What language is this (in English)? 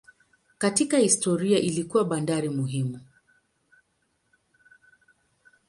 Swahili